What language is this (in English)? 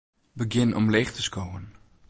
Western Frisian